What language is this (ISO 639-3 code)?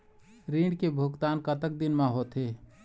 hne